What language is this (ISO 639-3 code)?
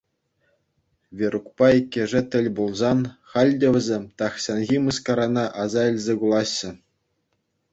chv